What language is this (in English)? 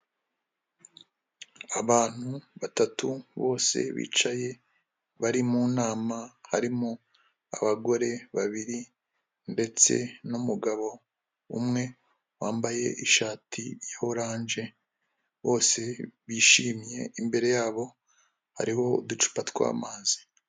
Kinyarwanda